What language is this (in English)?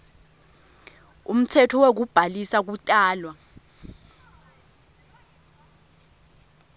Swati